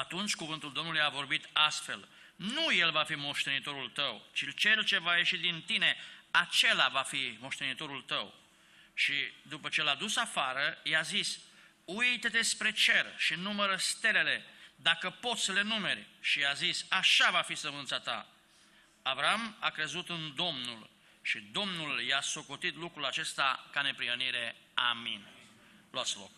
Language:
Romanian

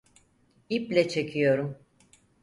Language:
Turkish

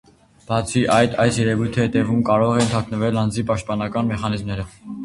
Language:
Armenian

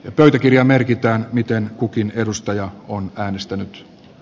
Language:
Finnish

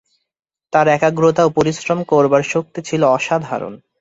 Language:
Bangla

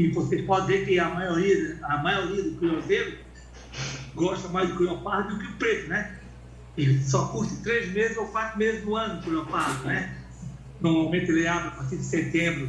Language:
Portuguese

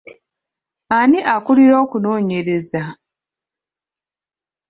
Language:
Ganda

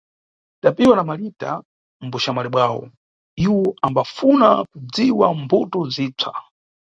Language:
Nyungwe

